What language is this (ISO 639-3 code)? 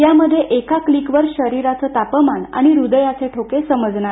mar